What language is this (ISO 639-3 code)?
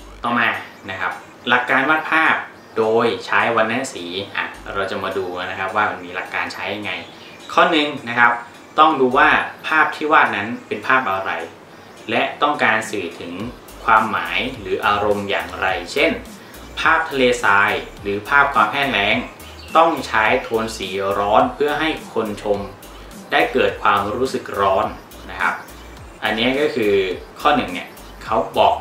tha